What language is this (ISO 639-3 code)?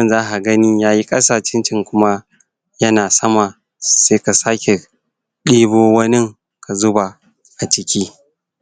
hau